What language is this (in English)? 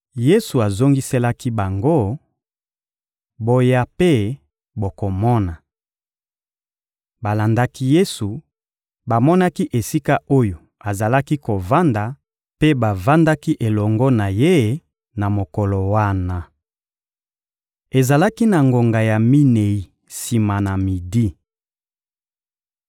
Lingala